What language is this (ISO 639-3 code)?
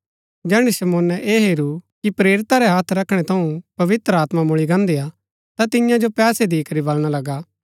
gbk